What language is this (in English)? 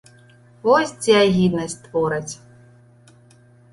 Belarusian